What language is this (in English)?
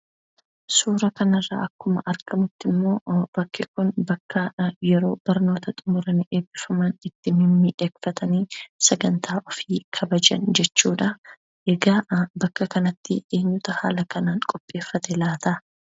Oromo